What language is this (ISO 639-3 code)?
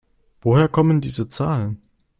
deu